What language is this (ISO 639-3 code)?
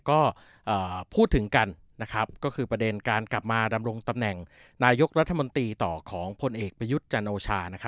tha